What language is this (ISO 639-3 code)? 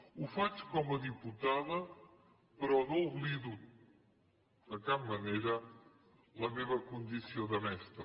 cat